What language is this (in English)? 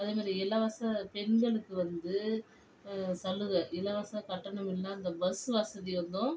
Tamil